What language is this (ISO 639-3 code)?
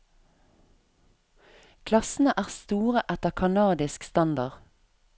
nor